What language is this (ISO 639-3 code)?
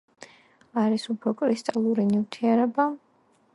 kat